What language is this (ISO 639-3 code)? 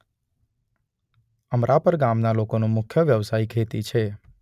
guj